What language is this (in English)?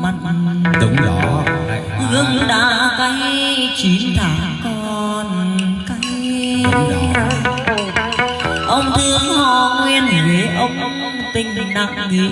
Vietnamese